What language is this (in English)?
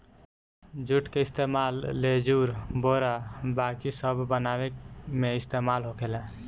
Bhojpuri